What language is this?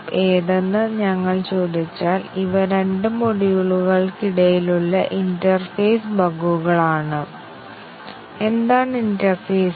Malayalam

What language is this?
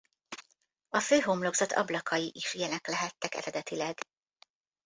Hungarian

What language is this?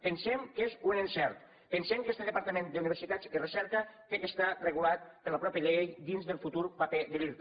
Catalan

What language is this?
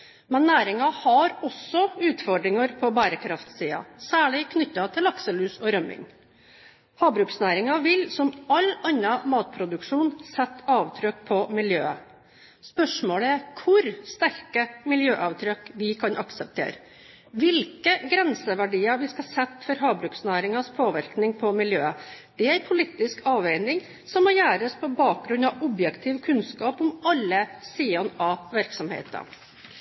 Norwegian Bokmål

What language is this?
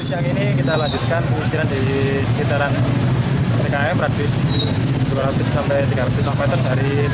Indonesian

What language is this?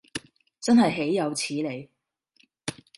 Cantonese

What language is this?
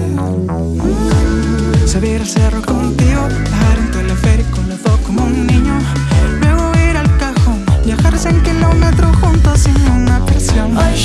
Spanish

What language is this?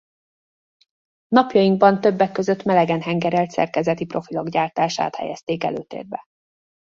Hungarian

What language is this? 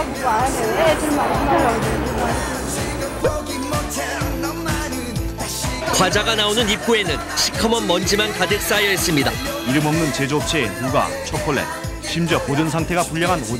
Korean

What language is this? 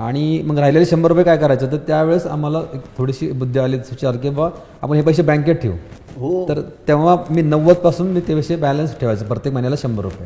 Marathi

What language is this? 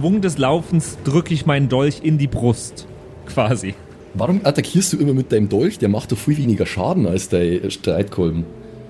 German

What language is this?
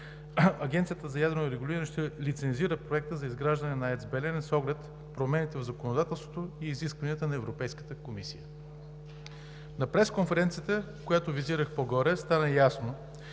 Bulgarian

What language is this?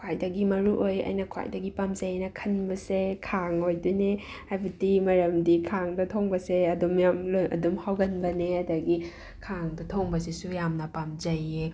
Manipuri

